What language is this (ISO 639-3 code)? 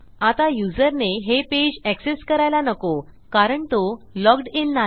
mar